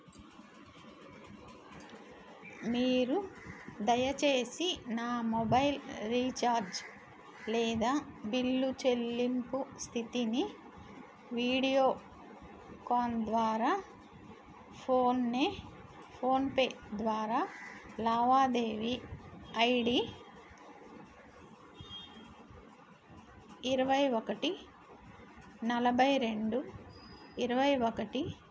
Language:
Telugu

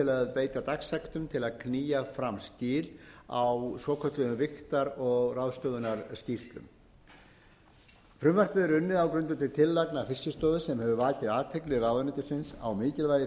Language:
Icelandic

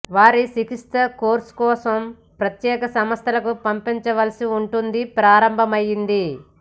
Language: Telugu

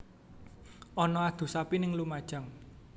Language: Javanese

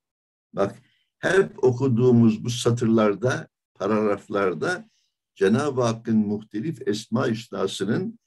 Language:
Turkish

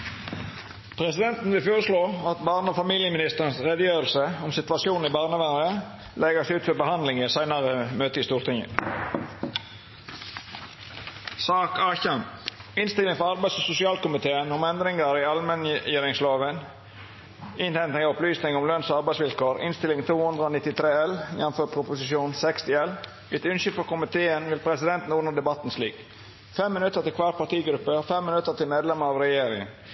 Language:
Norwegian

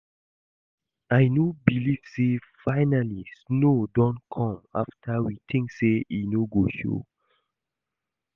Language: Nigerian Pidgin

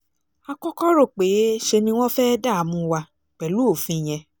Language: Yoruba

